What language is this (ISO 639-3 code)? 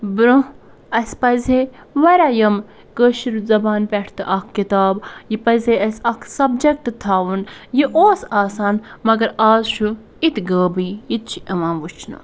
kas